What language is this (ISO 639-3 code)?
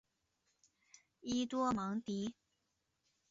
zho